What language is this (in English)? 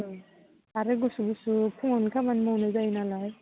Bodo